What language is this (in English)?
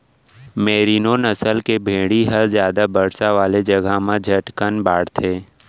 Chhattisgarhi